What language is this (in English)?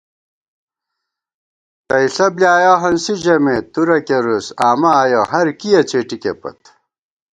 Gawar-Bati